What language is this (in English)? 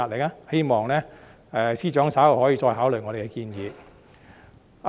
Cantonese